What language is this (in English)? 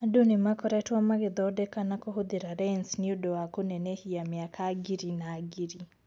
Kikuyu